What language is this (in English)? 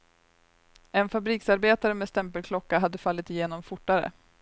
Swedish